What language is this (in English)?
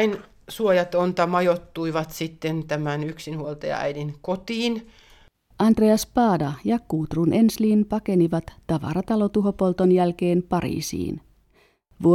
Finnish